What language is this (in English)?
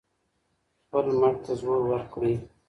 Pashto